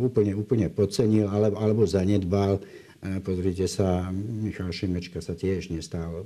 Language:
Slovak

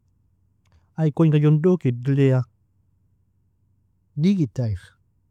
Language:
Nobiin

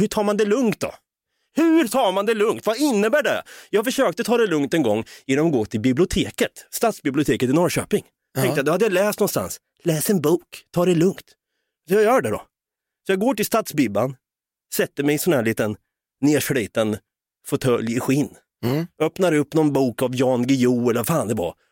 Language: Swedish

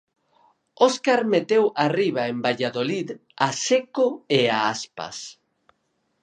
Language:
Galician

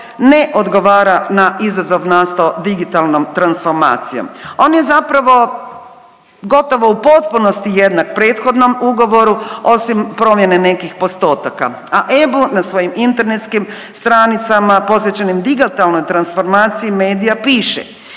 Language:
Croatian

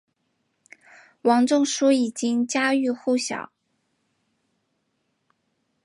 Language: Chinese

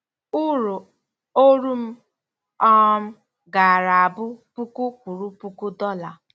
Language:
Igbo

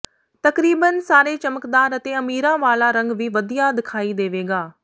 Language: Punjabi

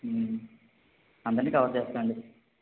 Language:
Telugu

